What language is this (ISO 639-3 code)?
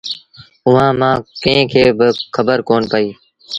sbn